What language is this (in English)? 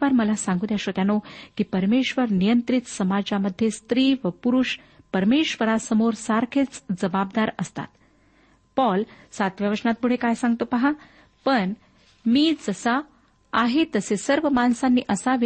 Marathi